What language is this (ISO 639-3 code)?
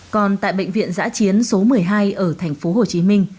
vie